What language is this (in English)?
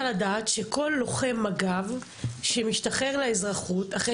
Hebrew